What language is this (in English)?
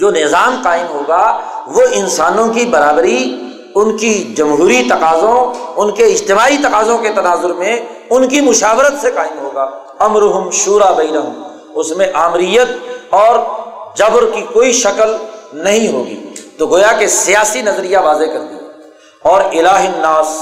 Urdu